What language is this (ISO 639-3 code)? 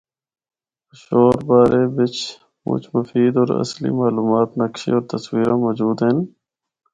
hno